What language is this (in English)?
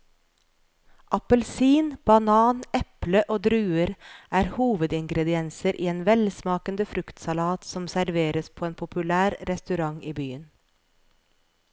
Norwegian